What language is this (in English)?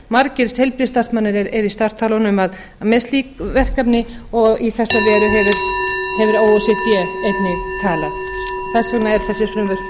Icelandic